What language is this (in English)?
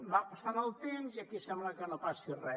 Catalan